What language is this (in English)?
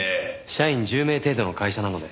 Japanese